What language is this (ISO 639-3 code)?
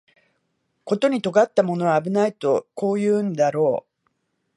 jpn